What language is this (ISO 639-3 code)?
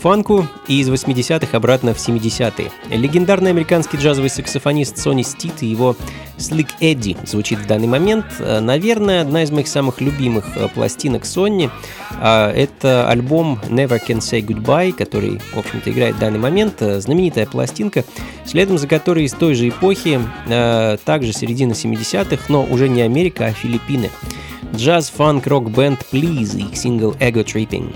rus